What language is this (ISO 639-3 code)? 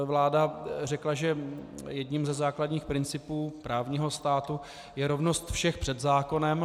ces